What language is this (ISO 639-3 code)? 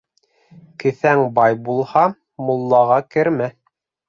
bak